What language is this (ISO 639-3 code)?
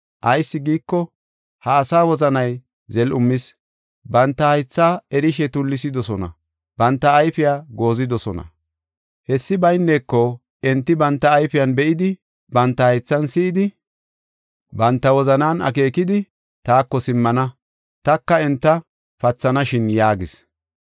gof